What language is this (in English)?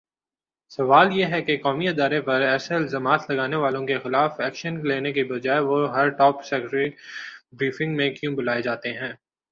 Urdu